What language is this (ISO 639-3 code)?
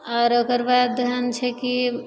mai